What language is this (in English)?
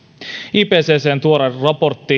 Finnish